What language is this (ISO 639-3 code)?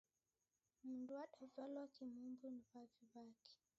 dav